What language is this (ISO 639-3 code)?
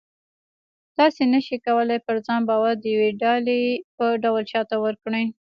pus